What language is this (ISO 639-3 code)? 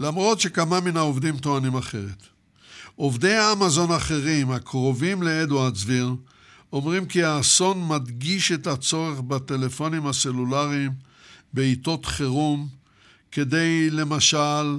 heb